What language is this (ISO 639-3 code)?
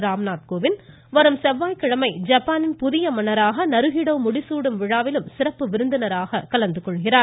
tam